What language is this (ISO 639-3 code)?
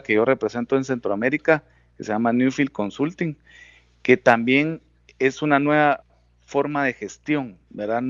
spa